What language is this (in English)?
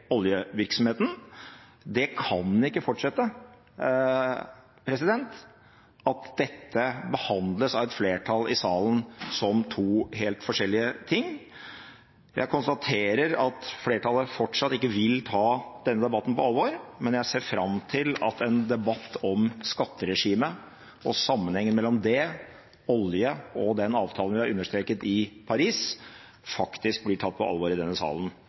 Norwegian Bokmål